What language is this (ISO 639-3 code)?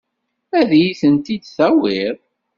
kab